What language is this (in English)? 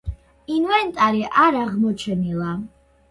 Georgian